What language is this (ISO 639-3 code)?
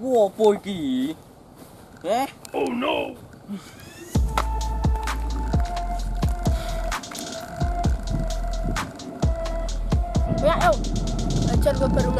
tha